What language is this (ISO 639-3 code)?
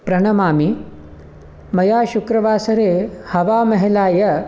san